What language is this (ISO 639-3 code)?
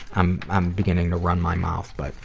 eng